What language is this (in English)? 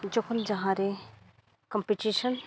Santali